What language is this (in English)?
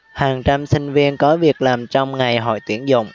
Vietnamese